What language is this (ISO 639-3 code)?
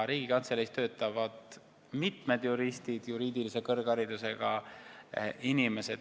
est